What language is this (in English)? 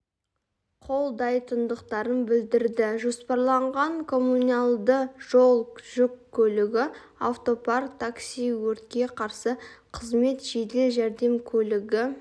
Kazakh